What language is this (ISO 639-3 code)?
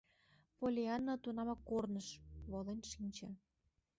chm